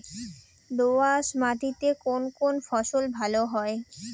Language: Bangla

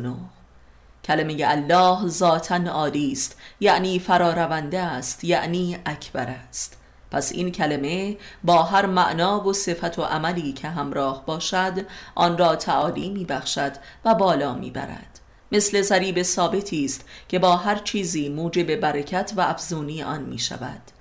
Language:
Persian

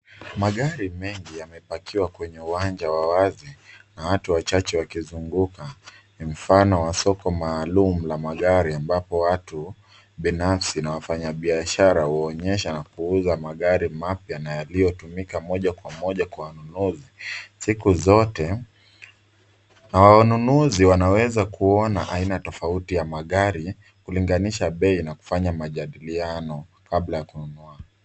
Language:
Swahili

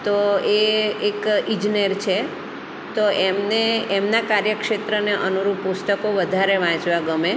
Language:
Gujarati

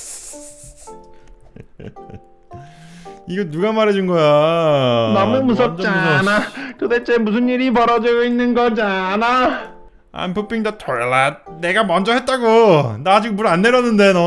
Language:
Korean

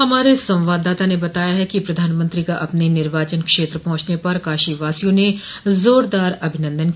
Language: Hindi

